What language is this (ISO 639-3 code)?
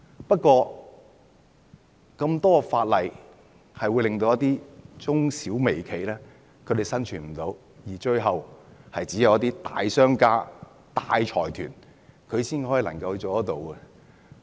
yue